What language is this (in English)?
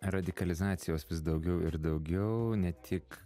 Lithuanian